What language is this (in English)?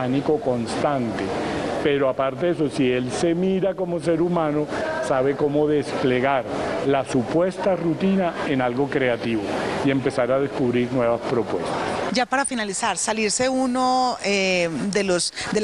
Spanish